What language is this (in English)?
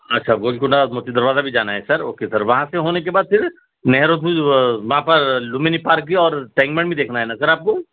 Urdu